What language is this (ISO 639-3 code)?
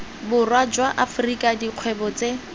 tsn